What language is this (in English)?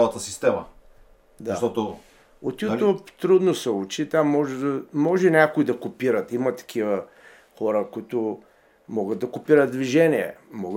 Bulgarian